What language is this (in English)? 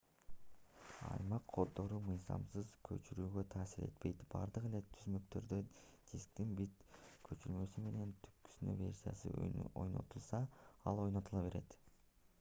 Kyrgyz